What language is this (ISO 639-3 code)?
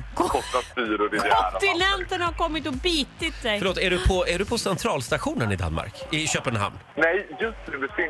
swe